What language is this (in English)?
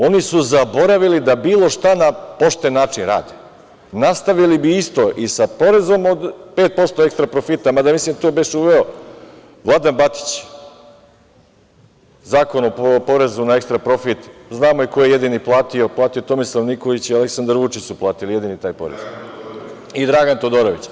Serbian